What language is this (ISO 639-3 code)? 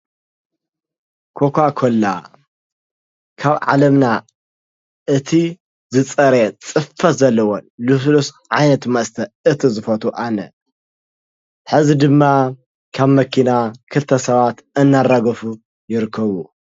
tir